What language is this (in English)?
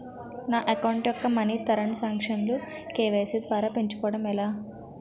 Telugu